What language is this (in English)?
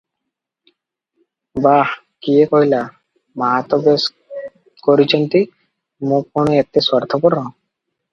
Odia